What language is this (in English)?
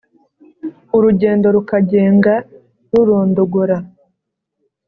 Kinyarwanda